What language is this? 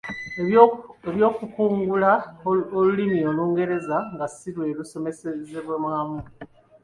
Ganda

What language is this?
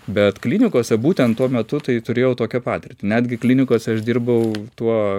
Lithuanian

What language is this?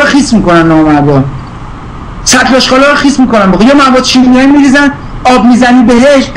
Persian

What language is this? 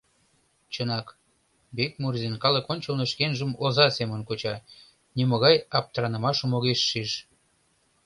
Mari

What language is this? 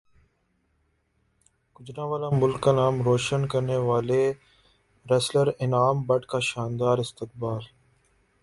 Urdu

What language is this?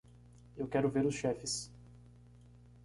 Portuguese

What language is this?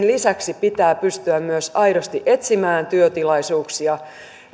Finnish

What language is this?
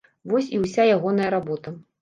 Belarusian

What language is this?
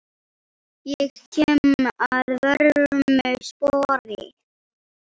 Icelandic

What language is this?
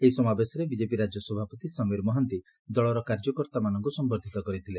Odia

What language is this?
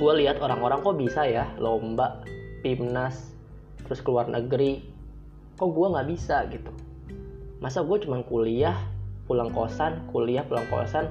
Indonesian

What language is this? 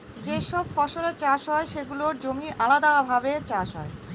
Bangla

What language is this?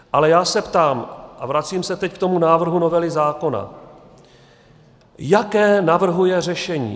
Czech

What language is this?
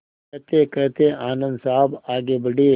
Hindi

